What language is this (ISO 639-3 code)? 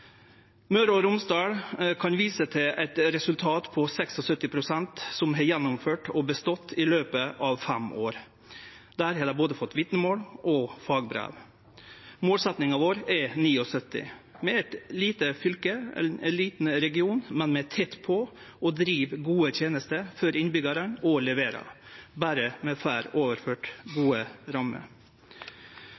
nno